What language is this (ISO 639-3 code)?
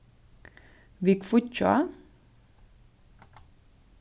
fao